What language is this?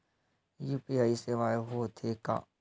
Chhattisgarhi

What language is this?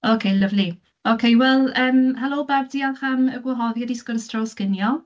Welsh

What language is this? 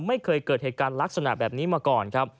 Thai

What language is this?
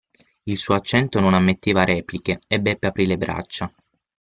Italian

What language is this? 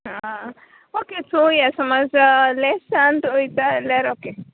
Konkani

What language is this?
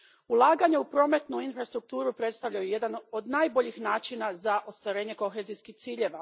Croatian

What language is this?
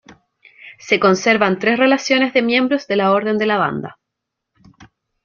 Spanish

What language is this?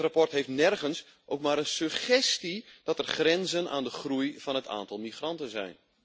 Dutch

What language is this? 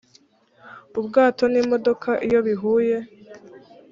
Kinyarwanda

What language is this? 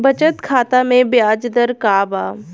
Bhojpuri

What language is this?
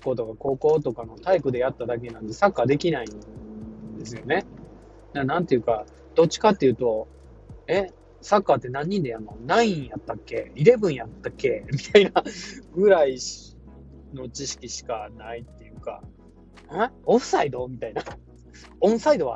Japanese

